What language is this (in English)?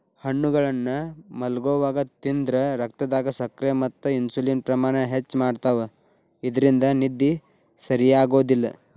Kannada